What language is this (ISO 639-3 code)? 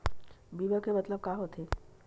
hne